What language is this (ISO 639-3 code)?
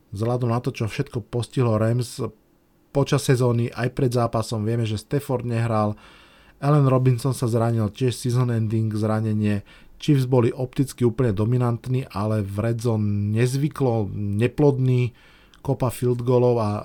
slk